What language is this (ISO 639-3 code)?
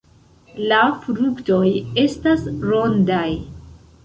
epo